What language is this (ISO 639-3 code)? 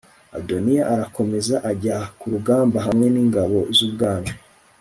kin